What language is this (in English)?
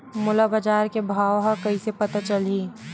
Chhattisgarhi